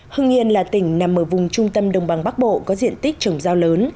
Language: Vietnamese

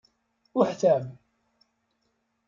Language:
Kabyle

